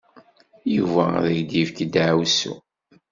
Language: Kabyle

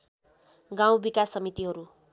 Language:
Nepali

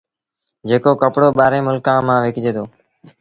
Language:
Sindhi Bhil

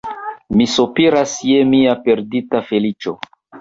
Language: Esperanto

